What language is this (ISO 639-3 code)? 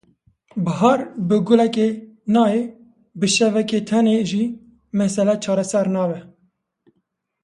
kur